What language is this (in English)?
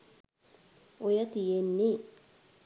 Sinhala